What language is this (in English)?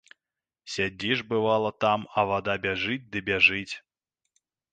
Belarusian